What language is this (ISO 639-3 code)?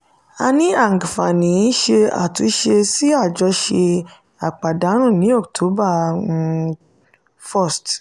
yor